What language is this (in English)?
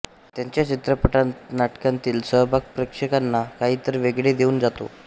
Marathi